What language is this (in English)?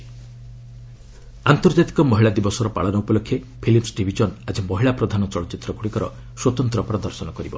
Odia